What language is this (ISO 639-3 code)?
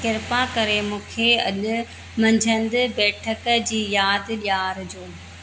snd